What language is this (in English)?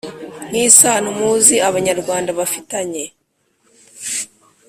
Kinyarwanda